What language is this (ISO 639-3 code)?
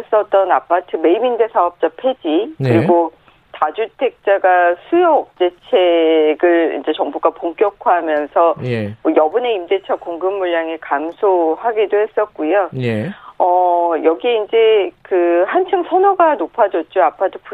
kor